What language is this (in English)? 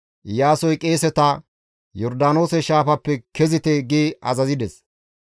Gamo